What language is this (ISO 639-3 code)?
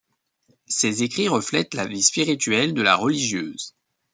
fra